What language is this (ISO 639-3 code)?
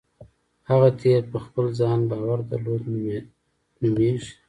pus